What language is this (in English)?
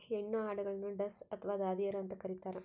Kannada